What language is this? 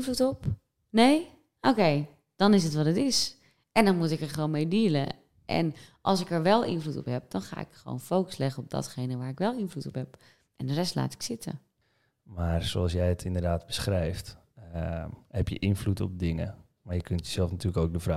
Dutch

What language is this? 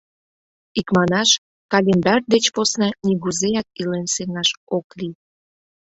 Mari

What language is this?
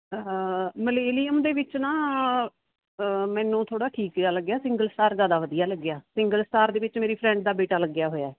Punjabi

